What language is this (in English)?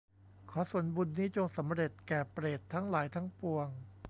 Thai